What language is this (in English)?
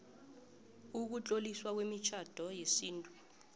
South Ndebele